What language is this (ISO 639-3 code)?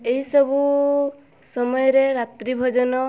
ori